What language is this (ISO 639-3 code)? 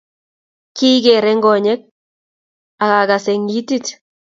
kln